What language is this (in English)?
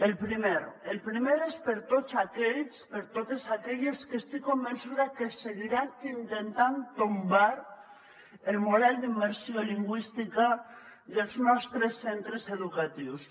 Catalan